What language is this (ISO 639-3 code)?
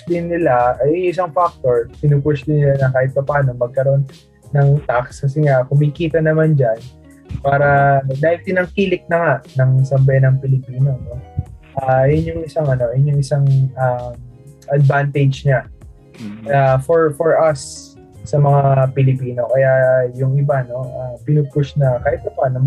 fil